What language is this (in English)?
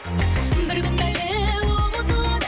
Kazakh